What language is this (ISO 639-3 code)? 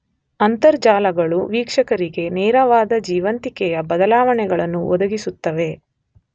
kan